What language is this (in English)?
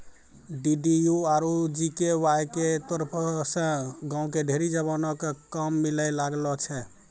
Maithili